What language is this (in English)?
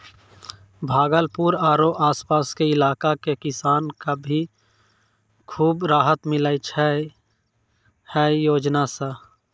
Maithili